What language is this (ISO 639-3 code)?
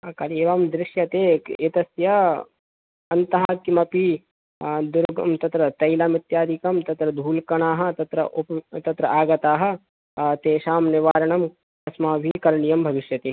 san